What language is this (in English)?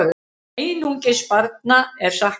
Icelandic